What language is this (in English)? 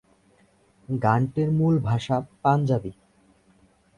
Bangla